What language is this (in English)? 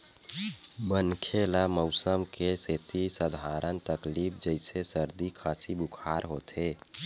Chhattisgarhi